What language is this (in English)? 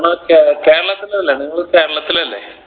Malayalam